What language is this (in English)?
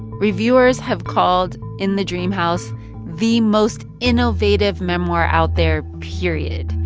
English